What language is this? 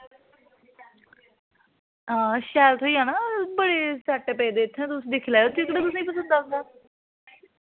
Dogri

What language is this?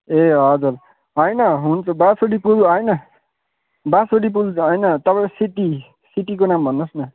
Nepali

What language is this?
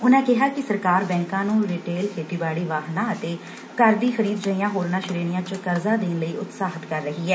Punjabi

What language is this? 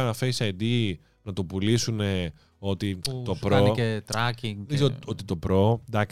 Greek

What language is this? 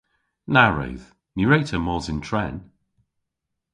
Cornish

